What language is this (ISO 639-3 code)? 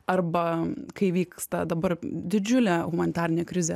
lit